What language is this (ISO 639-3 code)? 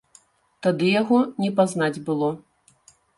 bel